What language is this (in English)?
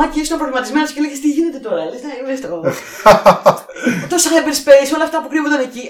Greek